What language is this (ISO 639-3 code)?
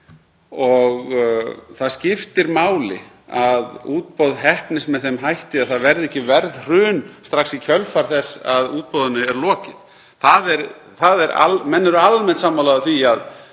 isl